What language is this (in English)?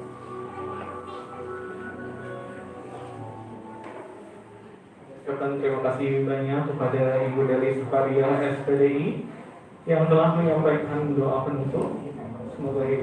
Indonesian